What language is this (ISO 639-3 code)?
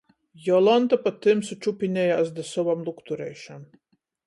ltg